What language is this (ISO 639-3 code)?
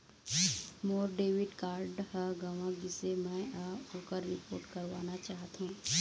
hne